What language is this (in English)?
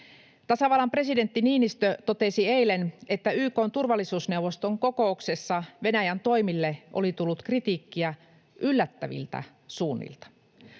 Finnish